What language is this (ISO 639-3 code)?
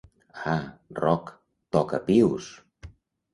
cat